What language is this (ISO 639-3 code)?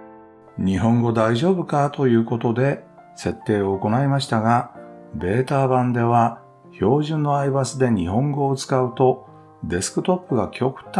jpn